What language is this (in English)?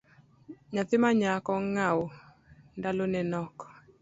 Luo (Kenya and Tanzania)